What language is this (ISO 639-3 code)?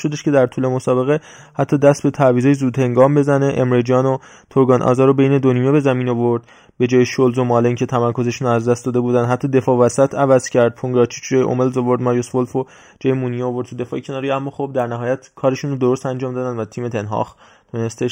fas